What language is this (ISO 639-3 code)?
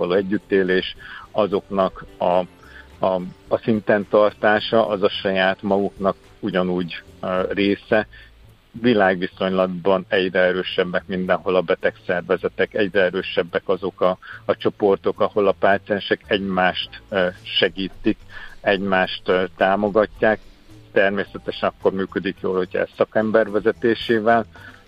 hun